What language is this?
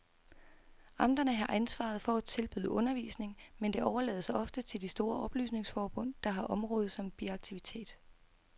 Danish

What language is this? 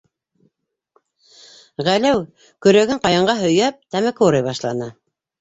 Bashkir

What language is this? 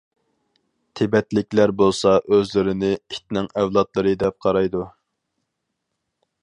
Uyghur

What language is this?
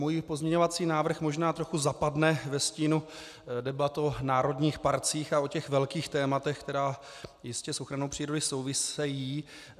Czech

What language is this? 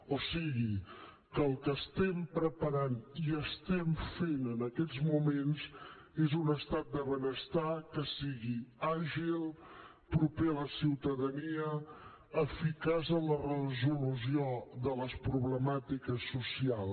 Catalan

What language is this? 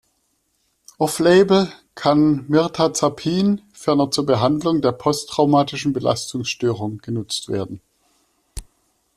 German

